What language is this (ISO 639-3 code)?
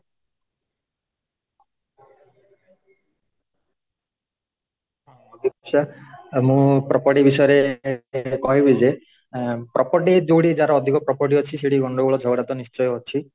ori